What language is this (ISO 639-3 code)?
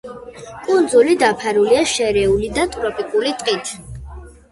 kat